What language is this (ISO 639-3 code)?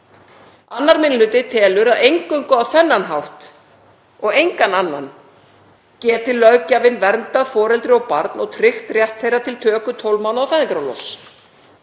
isl